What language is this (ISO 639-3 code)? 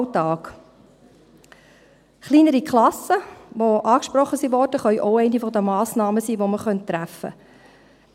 gsw